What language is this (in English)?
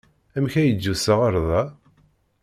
Kabyle